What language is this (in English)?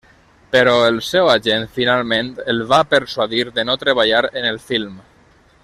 Catalan